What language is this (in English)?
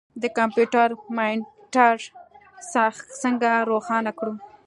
Pashto